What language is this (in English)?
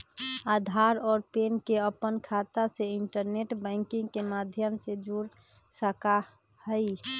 Magahi